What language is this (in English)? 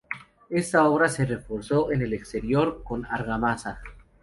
Spanish